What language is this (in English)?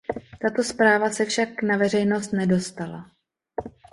Czech